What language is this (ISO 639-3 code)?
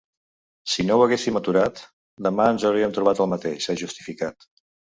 cat